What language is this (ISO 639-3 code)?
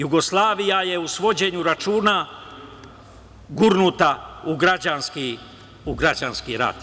srp